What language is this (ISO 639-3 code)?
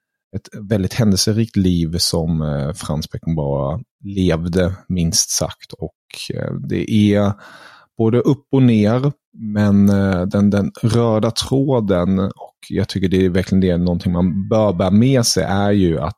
swe